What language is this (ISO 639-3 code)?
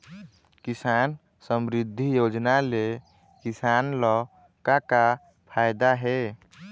hne